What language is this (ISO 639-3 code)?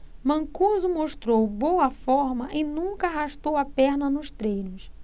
por